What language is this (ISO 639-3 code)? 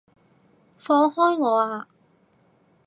yue